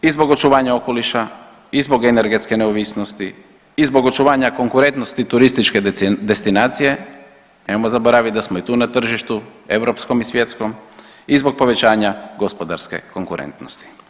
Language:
Croatian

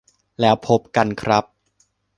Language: Thai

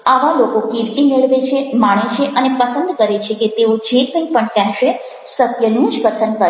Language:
Gujarati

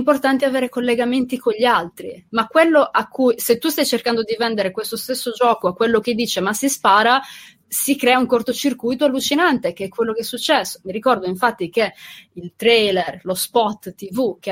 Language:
Italian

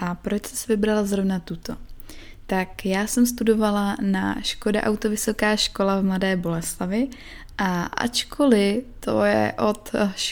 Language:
Czech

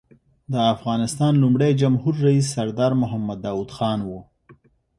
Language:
Pashto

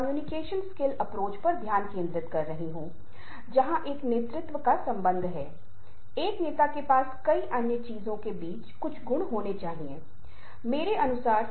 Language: Hindi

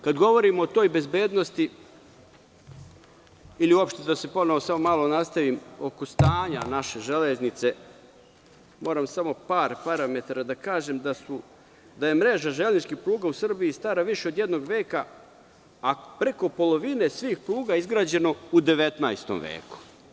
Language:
Serbian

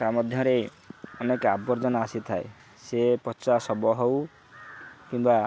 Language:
Odia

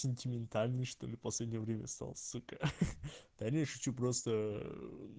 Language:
Russian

